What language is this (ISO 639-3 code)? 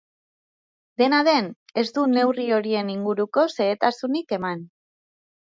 eus